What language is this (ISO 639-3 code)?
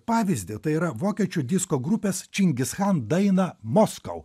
lit